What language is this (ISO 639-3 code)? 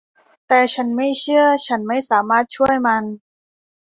tha